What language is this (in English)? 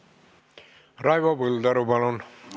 Estonian